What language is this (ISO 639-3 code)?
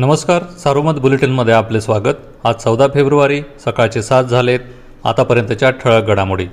mar